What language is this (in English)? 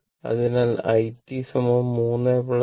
Malayalam